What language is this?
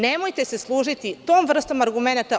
Serbian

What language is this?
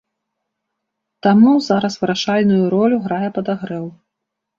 Belarusian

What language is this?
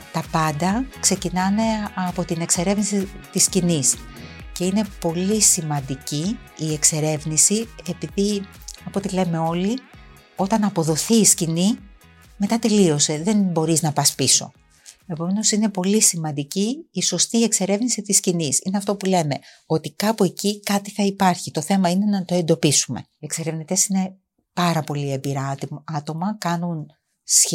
Greek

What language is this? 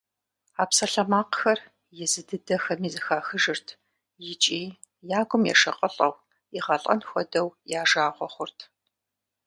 Kabardian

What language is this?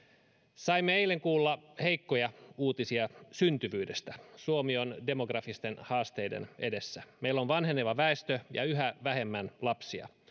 Finnish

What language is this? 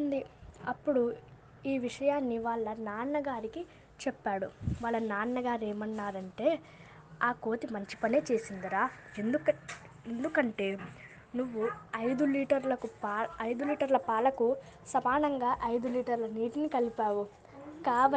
Telugu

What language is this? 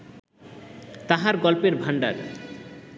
Bangla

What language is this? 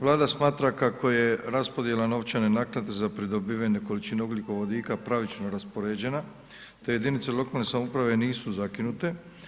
Croatian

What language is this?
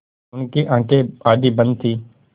Hindi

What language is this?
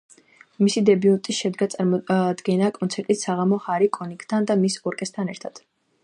Georgian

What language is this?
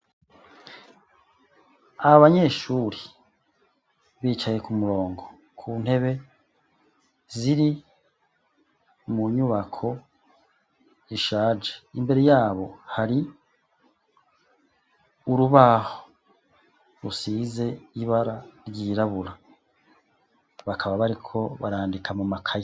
Rundi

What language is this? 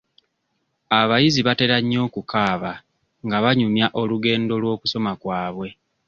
Ganda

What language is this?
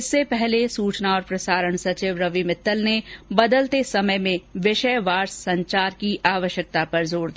Hindi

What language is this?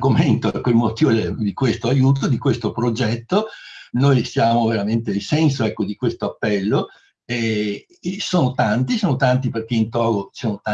Italian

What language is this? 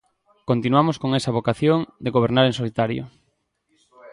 Galician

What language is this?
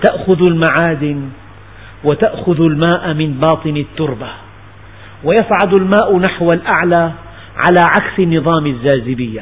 Arabic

